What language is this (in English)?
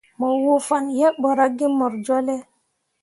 Mundang